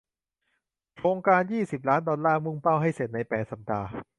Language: Thai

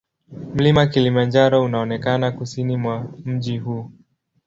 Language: Swahili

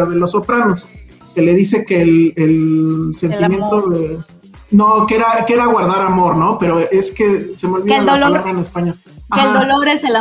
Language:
Spanish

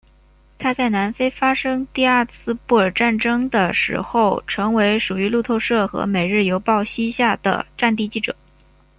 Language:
Chinese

